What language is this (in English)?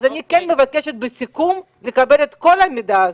Hebrew